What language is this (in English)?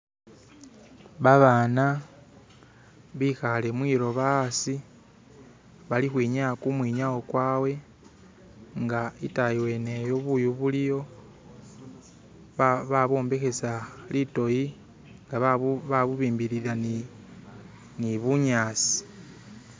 Masaaba